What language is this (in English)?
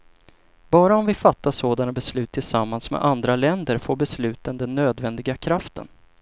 Swedish